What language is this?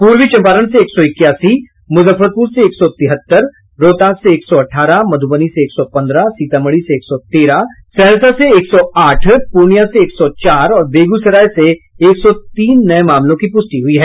Hindi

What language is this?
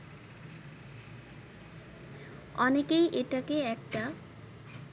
Bangla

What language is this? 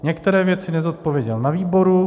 Czech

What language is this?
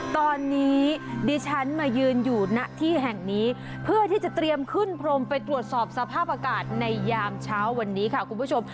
Thai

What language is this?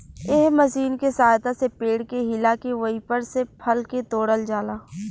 Bhojpuri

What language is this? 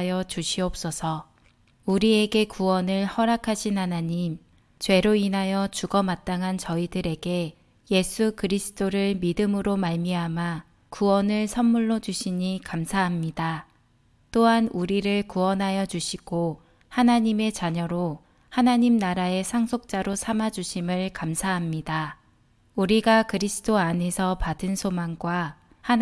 Korean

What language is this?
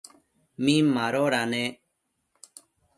Matsés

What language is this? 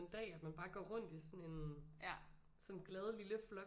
Danish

